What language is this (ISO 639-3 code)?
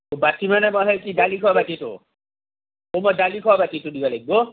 asm